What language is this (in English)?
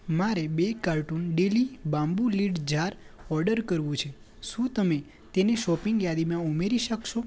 Gujarati